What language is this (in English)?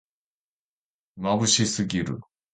Japanese